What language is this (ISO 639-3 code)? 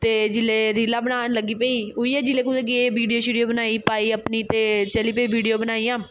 doi